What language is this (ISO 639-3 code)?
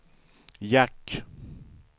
swe